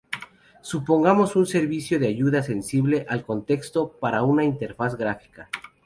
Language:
Spanish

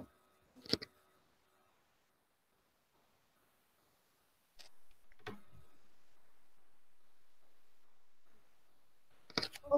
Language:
Malay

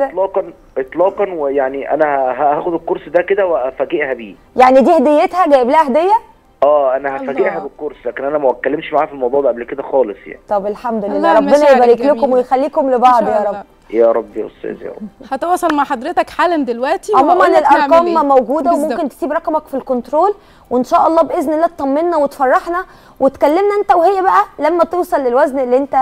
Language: Arabic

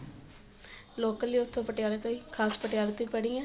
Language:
Punjabi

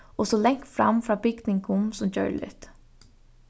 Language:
Faroese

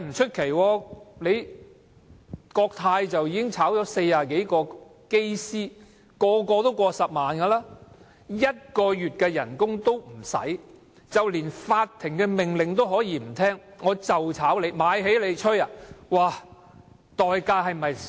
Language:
Cantonese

